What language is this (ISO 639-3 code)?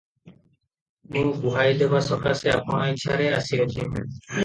ori